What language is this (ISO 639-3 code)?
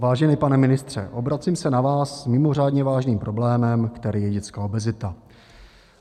ces